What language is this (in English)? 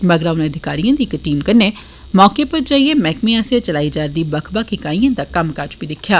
Dogri